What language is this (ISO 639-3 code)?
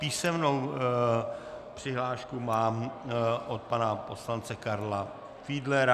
ces